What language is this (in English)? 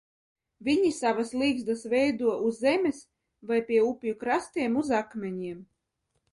Latvian